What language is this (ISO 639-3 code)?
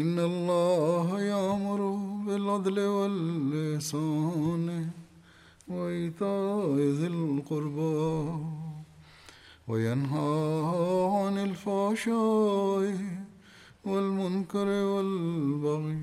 bul